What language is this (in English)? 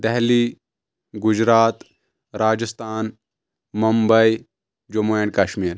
Kashmiri